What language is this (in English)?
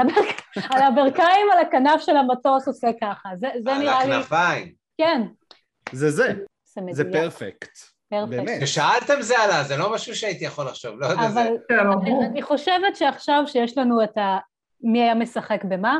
Hebrew